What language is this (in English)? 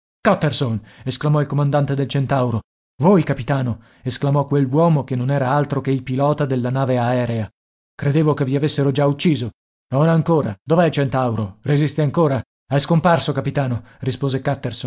Italian